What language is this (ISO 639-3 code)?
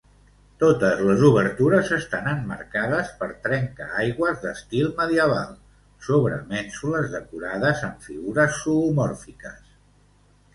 cat